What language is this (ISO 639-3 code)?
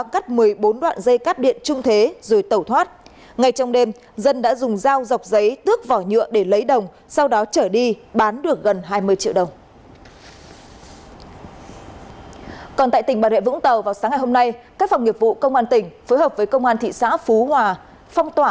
vie